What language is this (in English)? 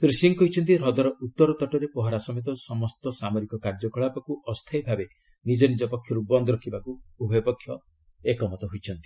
Odia